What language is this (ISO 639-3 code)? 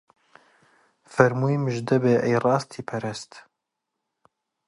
ckb